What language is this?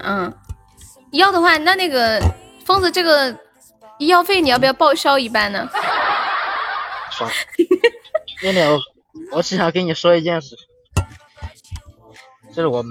Chinese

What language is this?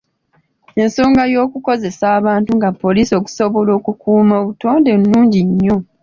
Ganda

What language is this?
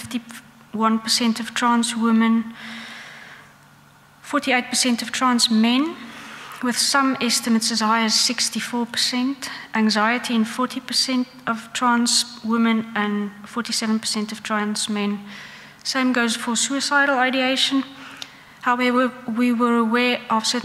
English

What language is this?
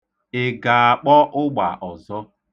Igbo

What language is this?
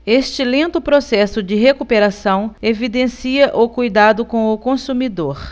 Portuguese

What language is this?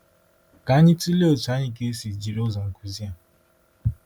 Igbo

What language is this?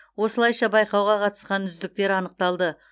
Kazakh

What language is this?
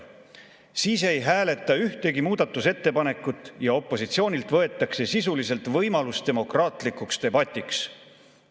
Estonian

